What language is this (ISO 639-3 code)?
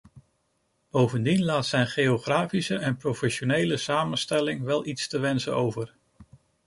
nld